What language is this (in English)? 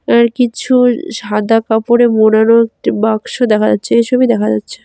Bangla